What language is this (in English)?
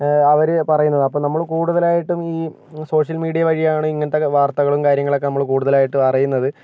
Malayalam